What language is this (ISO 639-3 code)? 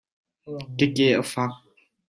cnh